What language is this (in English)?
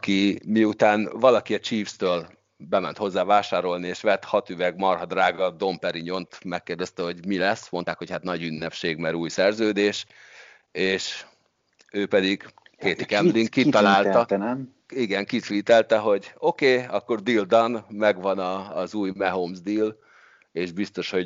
Hungarian